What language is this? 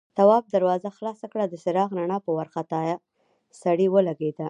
Pashto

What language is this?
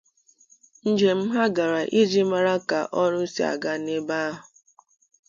Igbo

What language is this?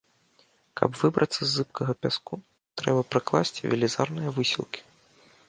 Belarusian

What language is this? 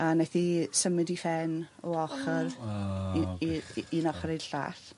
Welsh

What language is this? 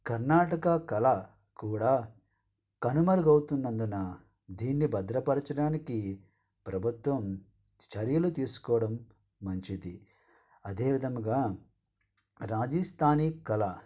Telugu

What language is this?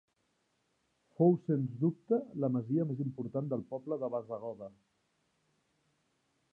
Catalan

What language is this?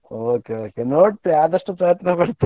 Kannada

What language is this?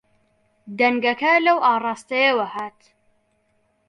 Central Kurdish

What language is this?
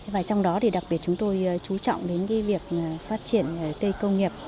Vietnamese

